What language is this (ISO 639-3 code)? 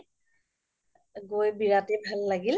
asm